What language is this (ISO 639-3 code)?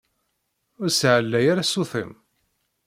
kab